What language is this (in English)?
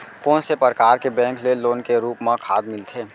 Chhattisgarhi